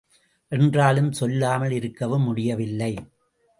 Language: Tamil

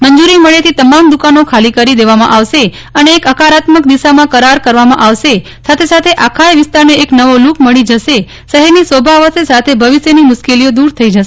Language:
Gujarati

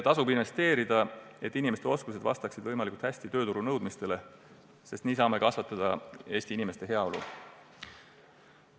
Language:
Estonian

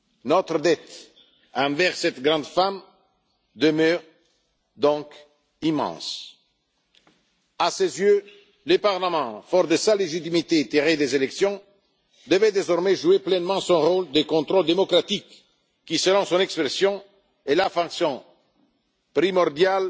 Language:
French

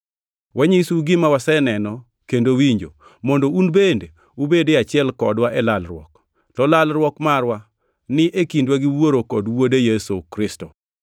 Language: Luo (Kenya and Tanzania)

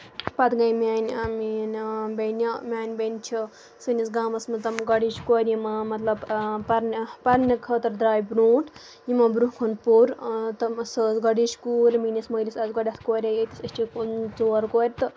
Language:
Kashmiri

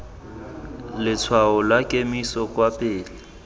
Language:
Tswana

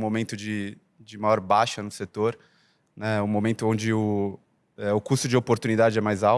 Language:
Portuguese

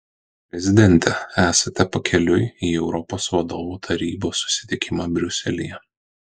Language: Lithuanian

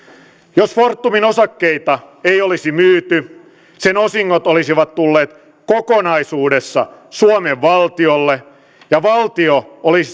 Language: Finnish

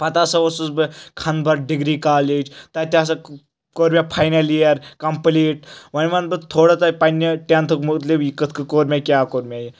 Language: Kashmiri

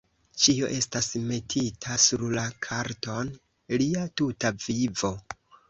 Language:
Esperanto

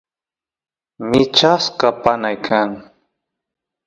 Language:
Santiago del Estero Quichua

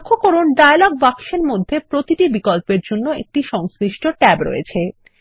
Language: Bangla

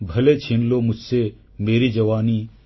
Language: Odia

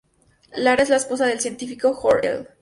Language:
Spanish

